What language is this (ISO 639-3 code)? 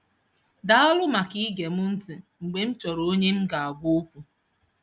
ibo